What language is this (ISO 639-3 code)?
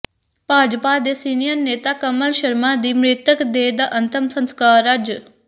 pan